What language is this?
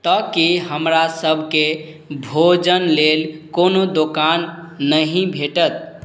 Maithili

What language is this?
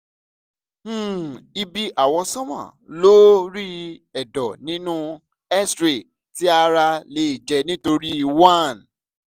Yoruba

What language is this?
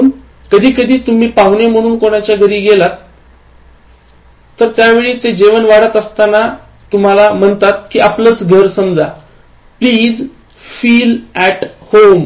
Marathi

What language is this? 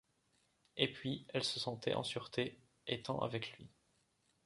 French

